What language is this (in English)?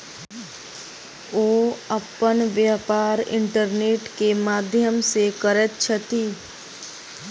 Maithili